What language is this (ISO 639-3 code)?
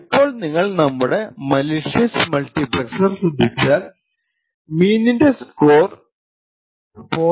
mal